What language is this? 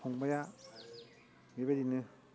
Bodo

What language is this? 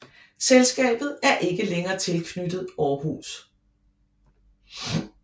Danish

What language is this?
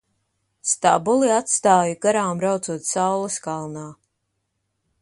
Latvian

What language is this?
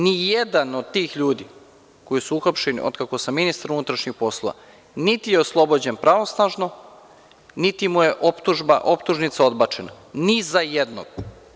Serbian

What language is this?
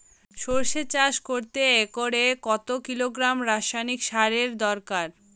Bangla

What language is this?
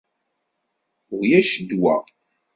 Kabyle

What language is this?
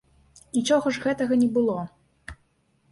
Belarusian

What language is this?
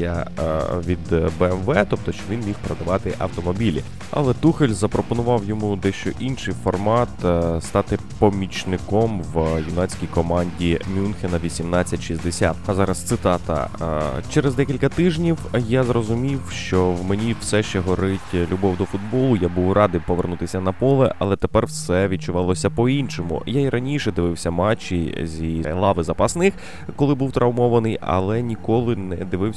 Ukrainian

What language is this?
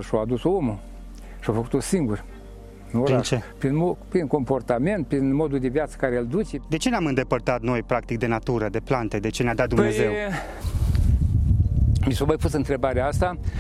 Romanian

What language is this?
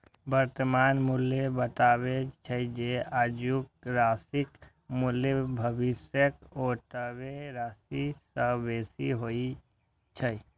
Maithili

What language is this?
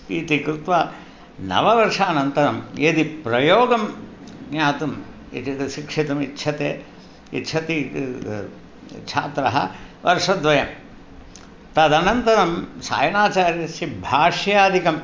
Sanskrit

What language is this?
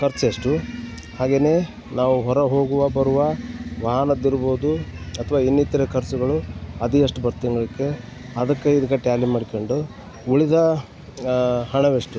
Kannada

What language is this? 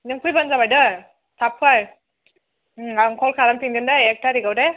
Bodo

